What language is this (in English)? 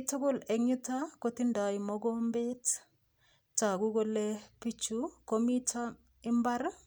Kalenjin